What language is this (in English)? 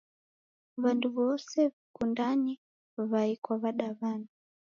Taita